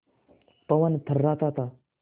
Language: Hindi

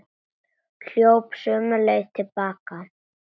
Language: Icelandic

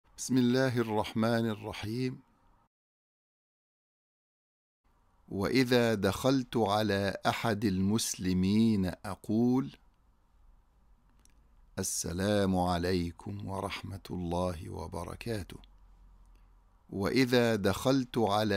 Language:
Arabic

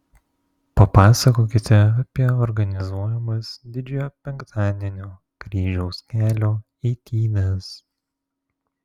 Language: Lithuanian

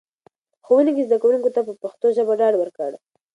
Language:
Pashto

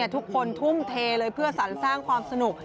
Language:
Thai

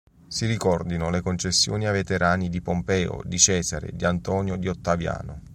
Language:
Italian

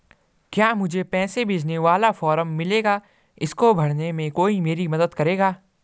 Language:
Hindi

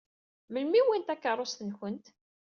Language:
Kabyle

